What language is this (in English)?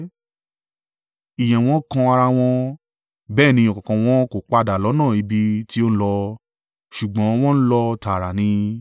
Yoruba